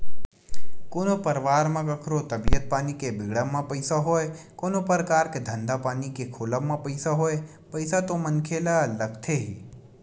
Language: Chhattisgarhi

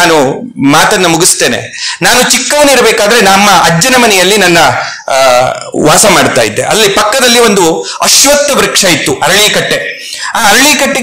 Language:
Kannada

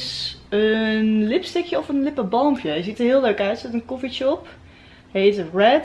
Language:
Dutch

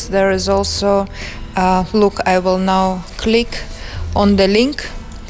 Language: Dutch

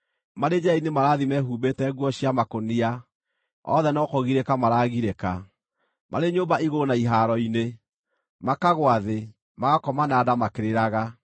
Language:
Kikuyu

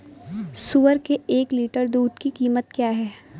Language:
Hindi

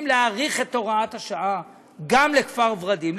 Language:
Hebrew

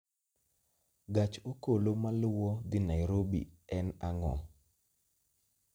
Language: Luo (Kenya and Tanzania)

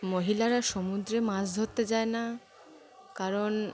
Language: Bangla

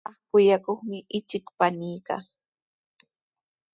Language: Sihuas Ancash Quechua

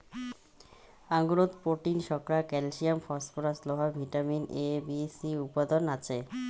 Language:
Bangla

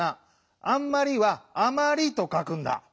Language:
Japanese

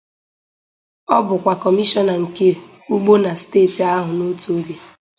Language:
Igbo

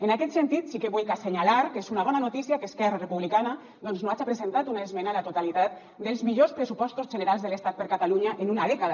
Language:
Catalan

